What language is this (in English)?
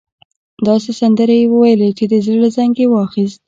Pashto